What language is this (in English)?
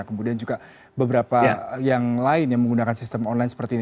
Indonesian